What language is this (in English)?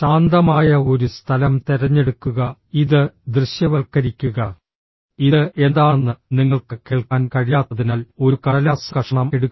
Malayalam